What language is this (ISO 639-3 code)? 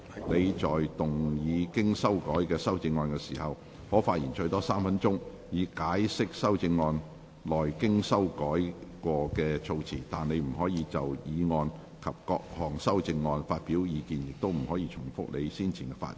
yue